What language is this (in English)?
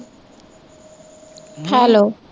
Punjabi